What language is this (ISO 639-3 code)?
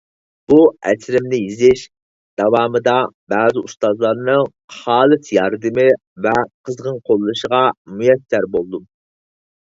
uig